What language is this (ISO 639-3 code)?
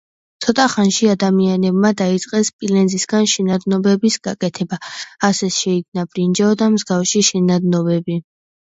kat